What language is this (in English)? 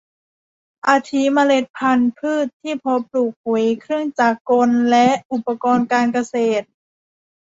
Thai